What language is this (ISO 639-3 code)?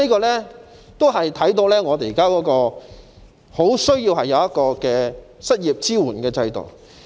yue